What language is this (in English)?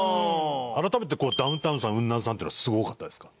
Japanese